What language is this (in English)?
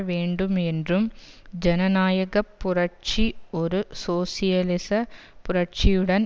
Tamil